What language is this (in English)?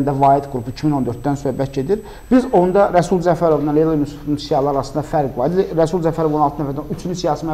Turkish